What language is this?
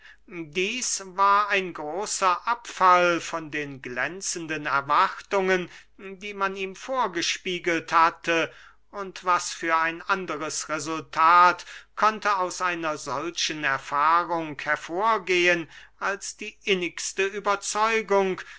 German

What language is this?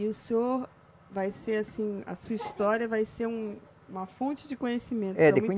Portuguese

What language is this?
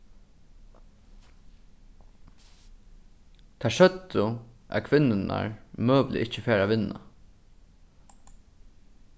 Faroese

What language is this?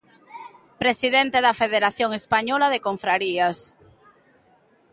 Galician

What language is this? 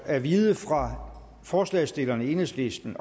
Danish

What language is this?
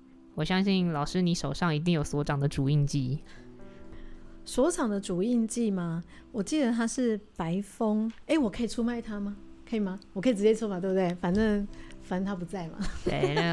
Chinese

